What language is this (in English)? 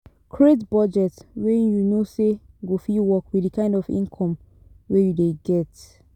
Nigerian Pidgin